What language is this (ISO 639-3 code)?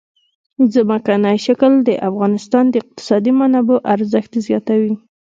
pus